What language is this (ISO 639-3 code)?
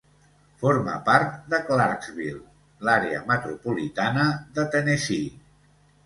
cat